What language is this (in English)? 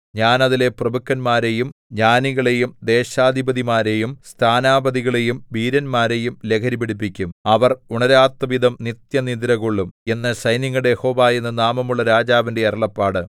Malayalam